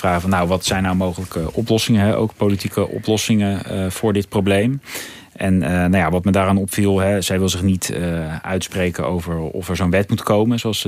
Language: Dutch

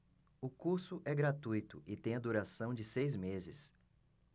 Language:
Portuguese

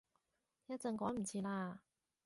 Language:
Cantonese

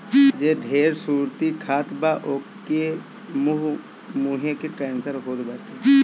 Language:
Bhojpuri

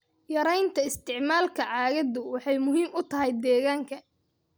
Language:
Somali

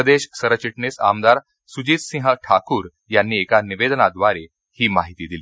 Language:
Marathi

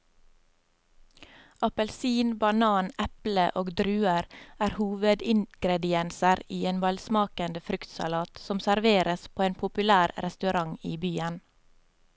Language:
Norwegian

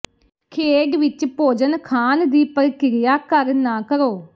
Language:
Punjabi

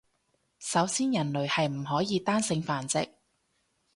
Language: Cantonese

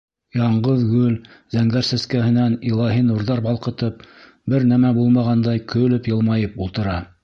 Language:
Bashkir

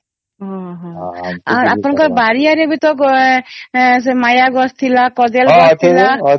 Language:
Odia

